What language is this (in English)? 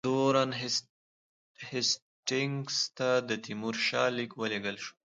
Pashto